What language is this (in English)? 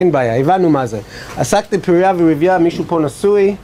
Hebrew